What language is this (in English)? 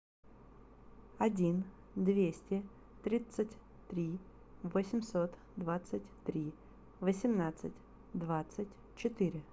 Russian